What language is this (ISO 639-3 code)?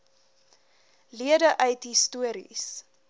afr